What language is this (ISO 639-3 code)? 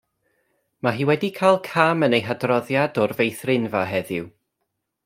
cym